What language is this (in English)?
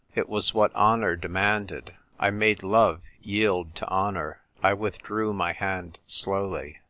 English